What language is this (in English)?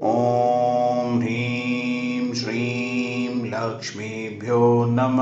Hindi